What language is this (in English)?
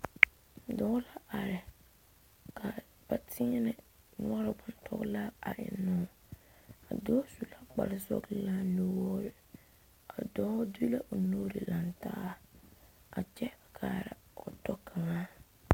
Southern Dagaare